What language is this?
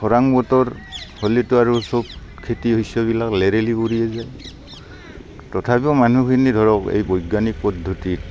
Assamese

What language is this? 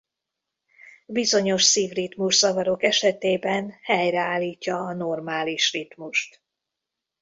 Hungarian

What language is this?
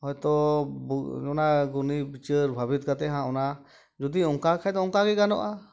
Santali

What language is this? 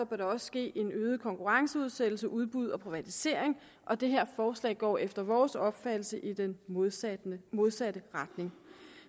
Danish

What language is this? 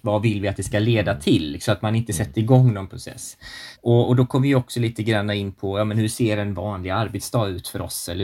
Swedish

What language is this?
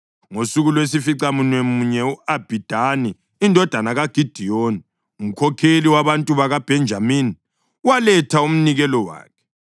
North Ndebele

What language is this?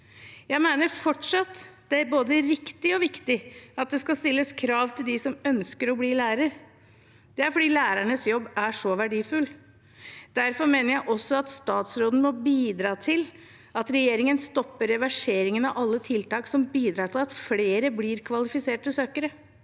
Norwegian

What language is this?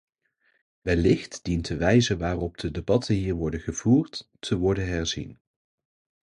Dutch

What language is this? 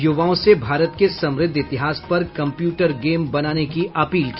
Hindi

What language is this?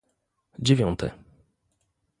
Polish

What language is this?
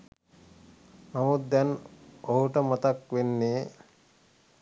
Sinhala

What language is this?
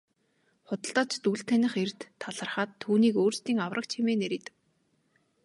Mongolian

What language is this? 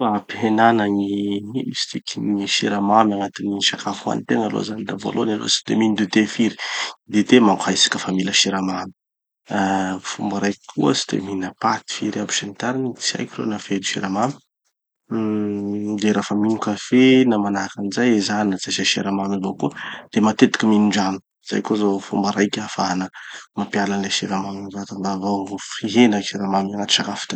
Tanosy Malagasy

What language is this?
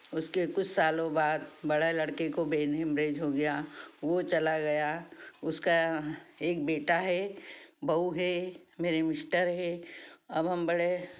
Hindi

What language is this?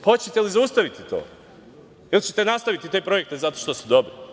Serbian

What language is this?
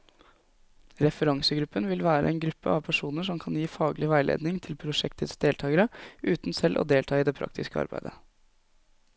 Norwegian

